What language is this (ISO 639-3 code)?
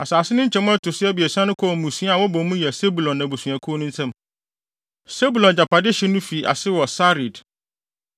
aka